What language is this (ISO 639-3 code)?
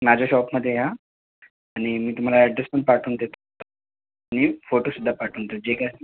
mar